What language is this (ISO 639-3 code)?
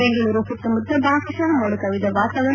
kan